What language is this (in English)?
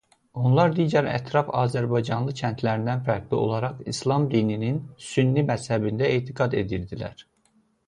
Azerbaijani